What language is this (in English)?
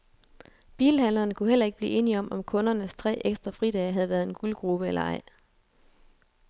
Danish